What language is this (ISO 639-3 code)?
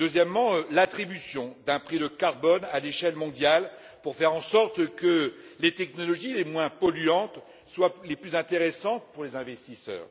fra